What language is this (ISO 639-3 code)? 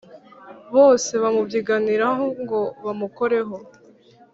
kin